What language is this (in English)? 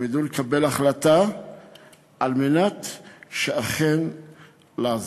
Hebrew